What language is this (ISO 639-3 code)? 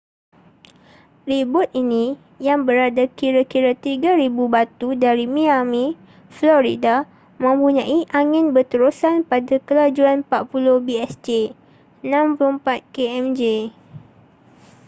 msa